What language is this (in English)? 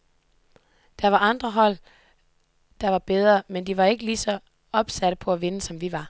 Danish